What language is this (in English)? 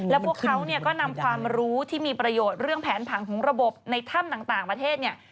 Thai